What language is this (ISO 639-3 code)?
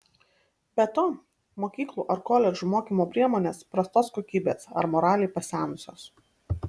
lit